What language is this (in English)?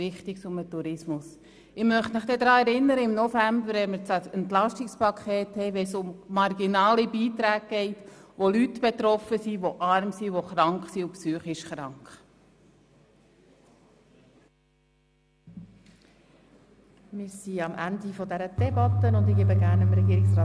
Swiss German